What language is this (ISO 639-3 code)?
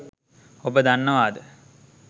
sin